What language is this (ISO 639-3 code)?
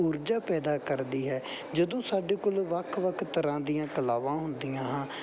pan